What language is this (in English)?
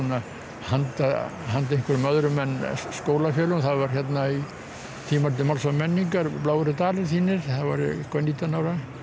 Icelandic